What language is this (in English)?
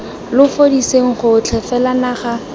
Tswana